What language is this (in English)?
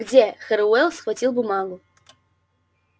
Russian